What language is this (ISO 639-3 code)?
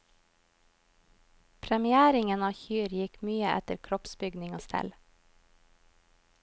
nor